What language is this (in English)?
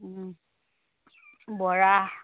Assamese